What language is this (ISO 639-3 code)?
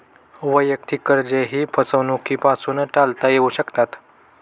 mar